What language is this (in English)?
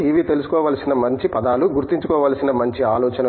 Telugu